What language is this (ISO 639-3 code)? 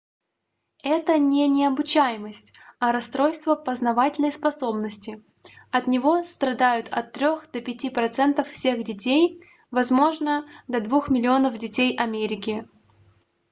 rus